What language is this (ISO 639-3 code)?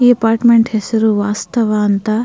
kan